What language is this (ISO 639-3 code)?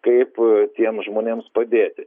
lit